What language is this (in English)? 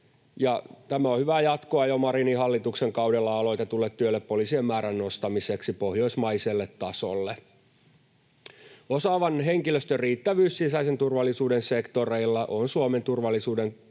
Finnish